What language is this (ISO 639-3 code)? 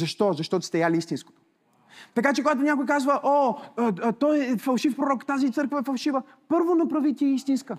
bul